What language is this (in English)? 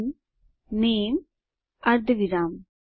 Gujarati